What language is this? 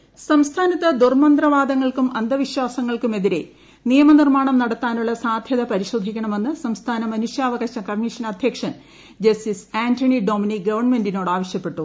Malayalam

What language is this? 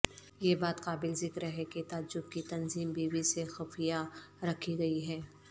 Urdu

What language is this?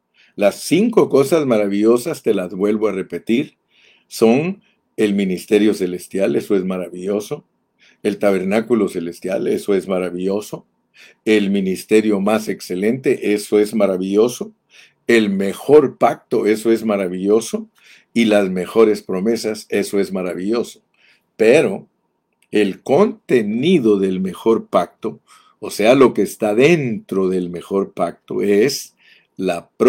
Spanish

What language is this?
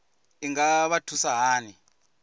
Venda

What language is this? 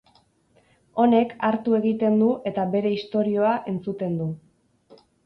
Basque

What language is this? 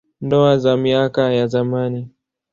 Swahili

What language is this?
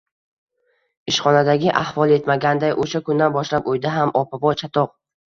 Uzbek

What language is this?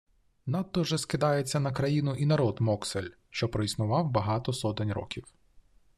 Ukrainian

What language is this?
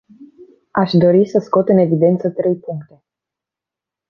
Romanian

